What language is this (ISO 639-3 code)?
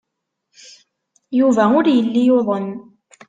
kab